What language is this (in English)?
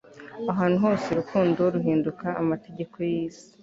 Kinyarwanda